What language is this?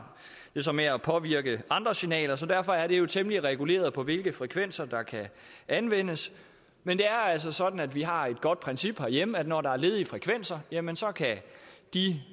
Danish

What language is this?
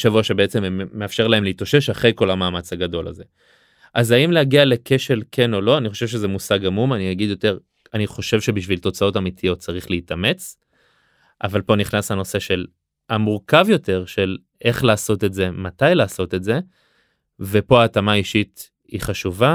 Hebrew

